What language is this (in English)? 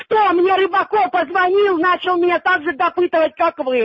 Russian